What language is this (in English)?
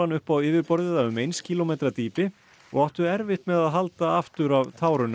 Icelandic